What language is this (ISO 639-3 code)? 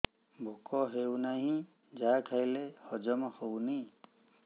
ori